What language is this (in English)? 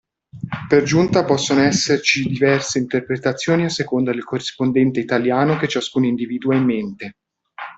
Italian